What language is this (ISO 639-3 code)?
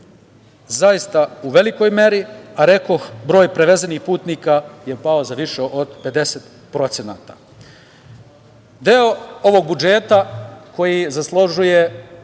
srp